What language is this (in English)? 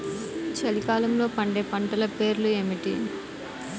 Telugu